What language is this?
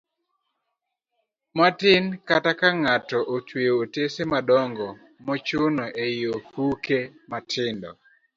Luo (Kenya and Tanzania)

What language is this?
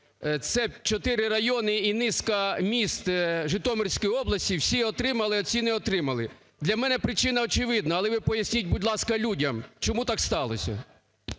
Ukrainian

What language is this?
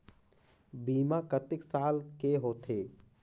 Chhattisgarhi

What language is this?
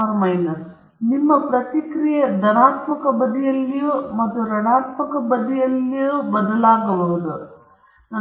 Kannada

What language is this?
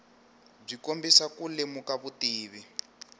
Tsonga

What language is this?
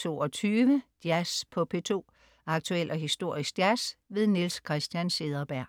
Danish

